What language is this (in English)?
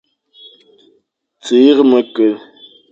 Fang